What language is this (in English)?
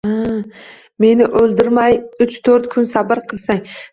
Uzbek